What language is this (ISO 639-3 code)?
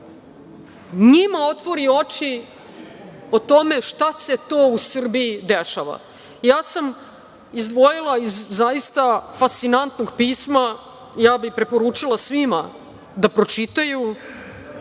srp